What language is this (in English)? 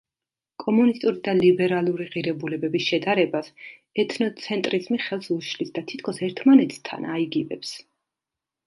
Georgian